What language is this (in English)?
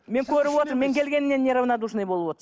Kazakh